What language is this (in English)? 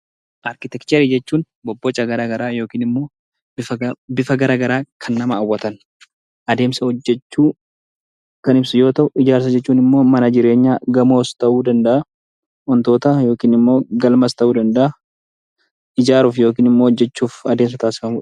Oromo